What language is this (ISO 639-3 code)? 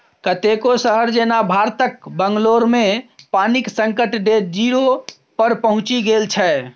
mai